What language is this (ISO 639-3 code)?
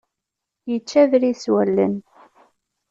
kab